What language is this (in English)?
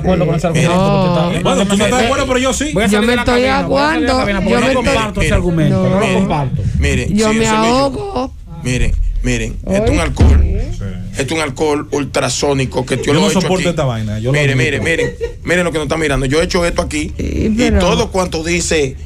Spanish